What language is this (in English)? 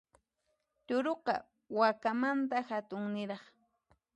Puno Quechua